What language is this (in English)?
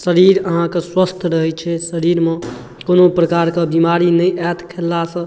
Maithili